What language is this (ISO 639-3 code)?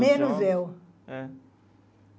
por